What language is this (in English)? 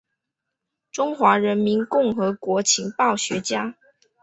Chinese